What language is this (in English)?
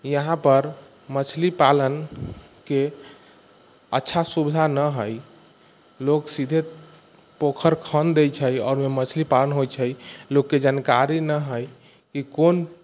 Maithili